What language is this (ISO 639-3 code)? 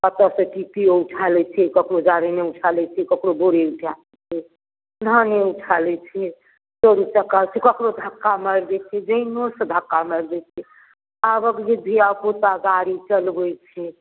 mai